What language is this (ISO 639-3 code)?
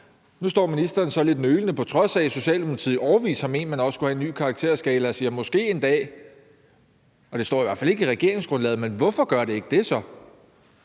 dan